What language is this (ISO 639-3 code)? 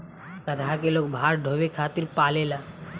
bho